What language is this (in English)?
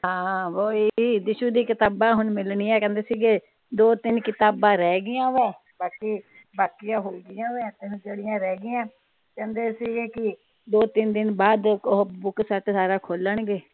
Punjabi